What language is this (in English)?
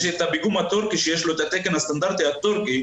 Hebrew